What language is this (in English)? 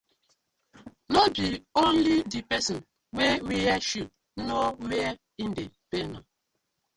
Nigerian Pidgin